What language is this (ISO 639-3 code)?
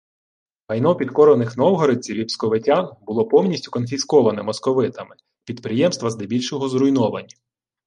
ukr